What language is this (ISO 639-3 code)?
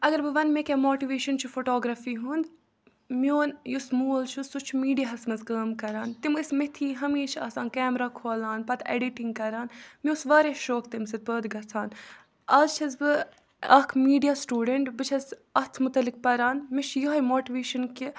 kas